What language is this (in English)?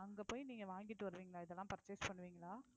Tamil